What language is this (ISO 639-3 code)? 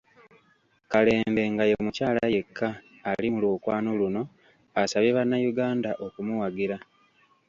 lug